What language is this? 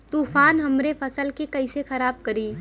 Bhojpuri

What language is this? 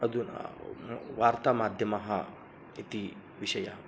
Sanskrit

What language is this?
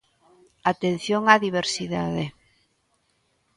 Galician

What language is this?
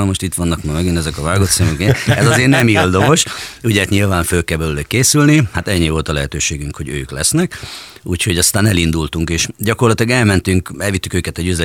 Hungarian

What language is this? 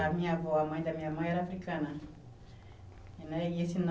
Portuguese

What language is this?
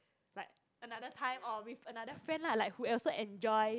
English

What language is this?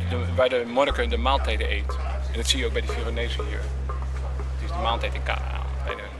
Dutch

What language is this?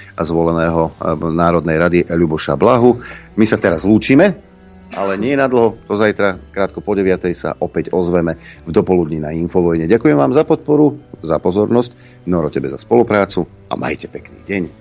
Slovak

